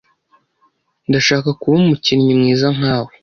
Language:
Kinyarwanda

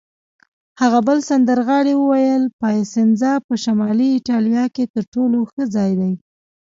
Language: Pashto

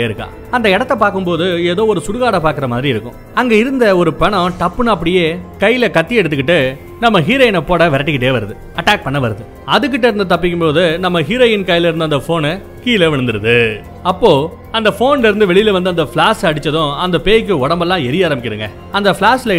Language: Tamil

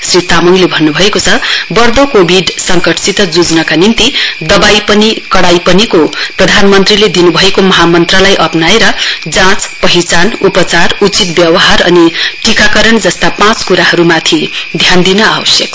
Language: Nepali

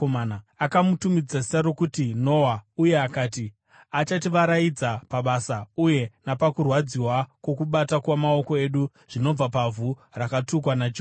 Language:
Shona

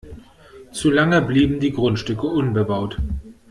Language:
German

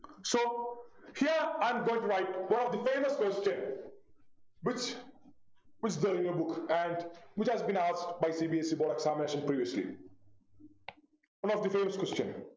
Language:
Malayalam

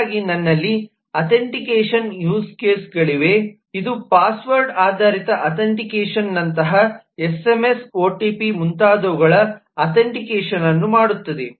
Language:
Kannada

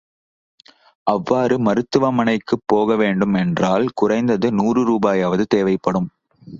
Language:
Tamil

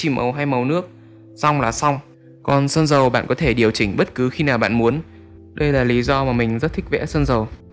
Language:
Vietnamese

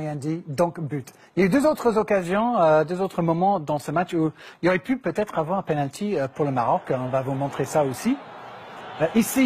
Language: French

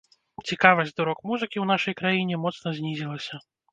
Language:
Belarusian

